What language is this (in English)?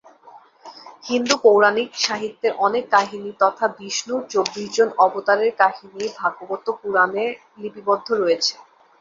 Bangla